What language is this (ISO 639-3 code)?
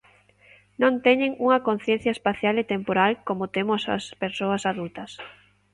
glg